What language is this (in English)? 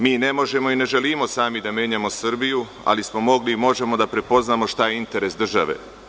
Serbian